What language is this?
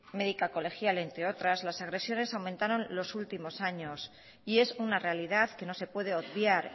Spanish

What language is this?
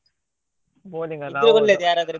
Kannada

